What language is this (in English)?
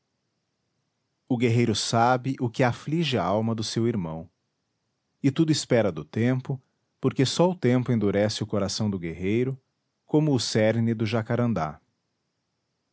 Portuguese